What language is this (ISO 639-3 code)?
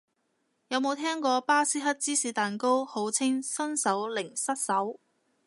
yue